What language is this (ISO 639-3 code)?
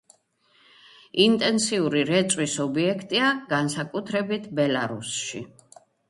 kat